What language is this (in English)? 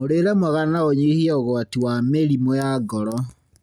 Kikuyu